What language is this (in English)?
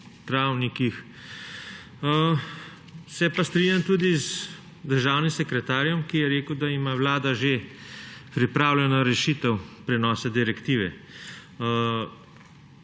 Slovenian